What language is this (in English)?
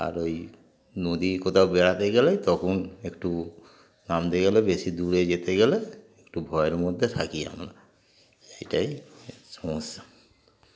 Bangla